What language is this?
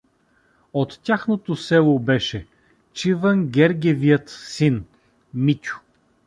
Bulgarian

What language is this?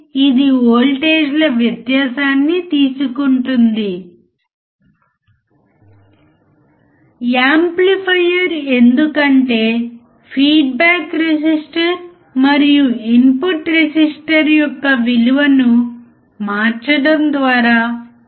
Telugu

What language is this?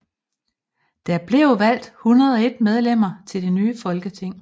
Danish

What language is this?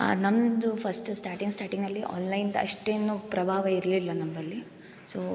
Kannada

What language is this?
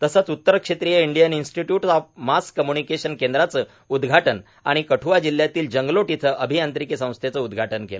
Marathi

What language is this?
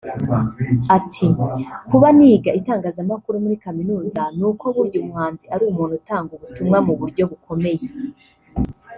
Kinyarwanda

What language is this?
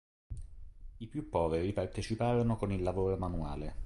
Italian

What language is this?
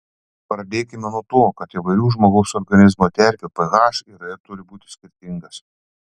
Lithuanian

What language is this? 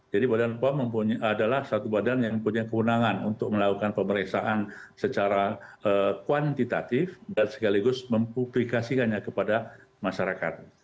Indonesian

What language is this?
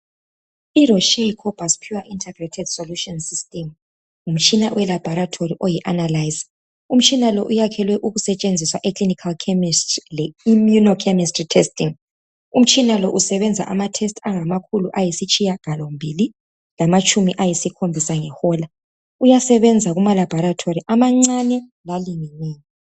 North Ndebele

